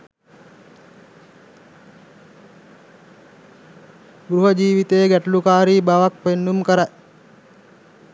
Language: Sinhala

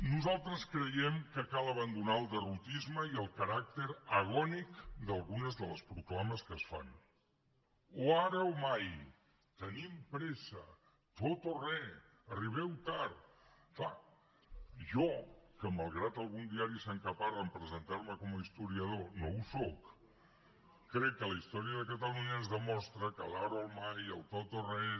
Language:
Catalan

